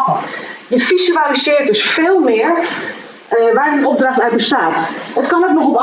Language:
Dutch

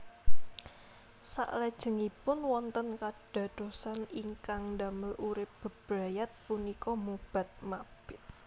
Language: Javanese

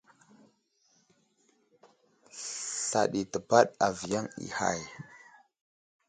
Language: Wuzlam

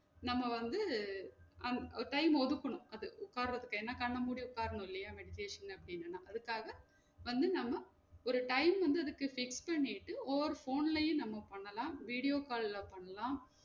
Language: Tamil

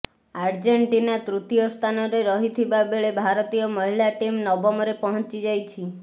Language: Odia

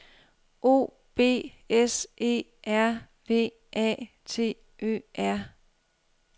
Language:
Danish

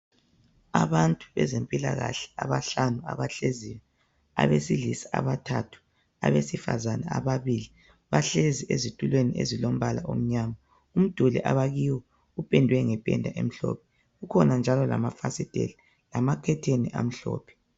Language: North Ndebele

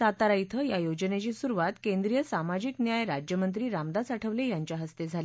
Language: Marathi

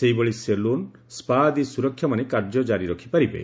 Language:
Odia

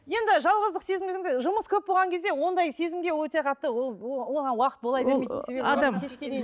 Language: Kazakh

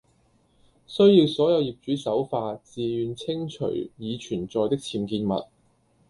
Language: Cantonese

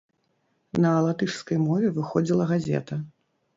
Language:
Belarusian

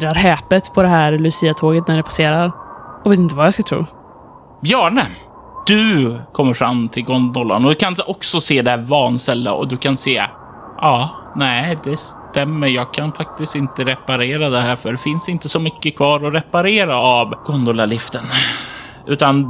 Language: Swedish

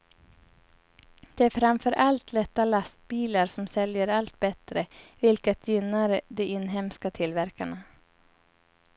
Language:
Swedish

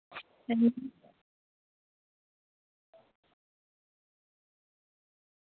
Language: Santali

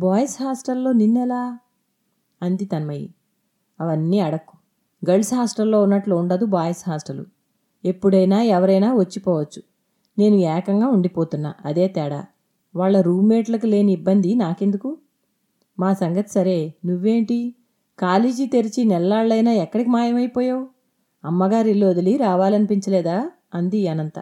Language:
Telugu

